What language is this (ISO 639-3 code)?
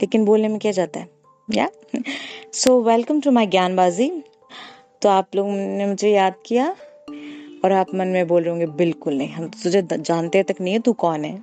hin